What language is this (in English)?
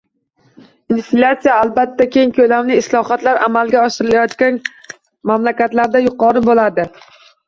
Uzbek